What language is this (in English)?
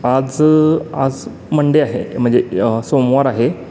Marathi